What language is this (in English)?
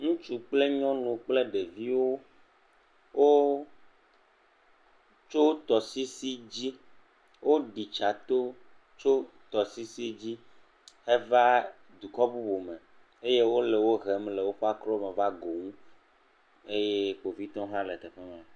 Ewe